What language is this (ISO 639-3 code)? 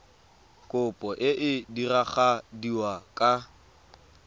tsn